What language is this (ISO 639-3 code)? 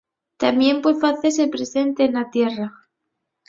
ast